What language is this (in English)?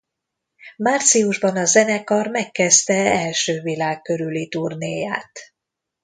Hungarian